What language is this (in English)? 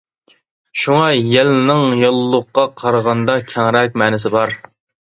Uyghur